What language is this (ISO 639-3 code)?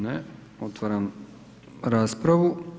hrv